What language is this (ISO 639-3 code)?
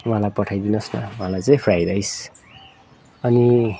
nep